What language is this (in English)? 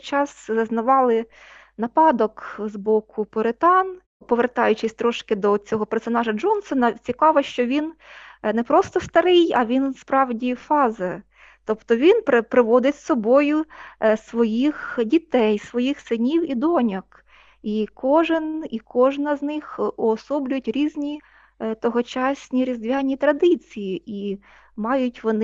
Ukrainian